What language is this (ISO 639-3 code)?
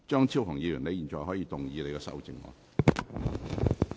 yue